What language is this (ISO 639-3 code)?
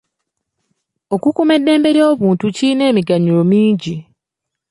lug